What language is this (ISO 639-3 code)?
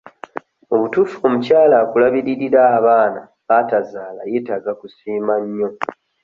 lug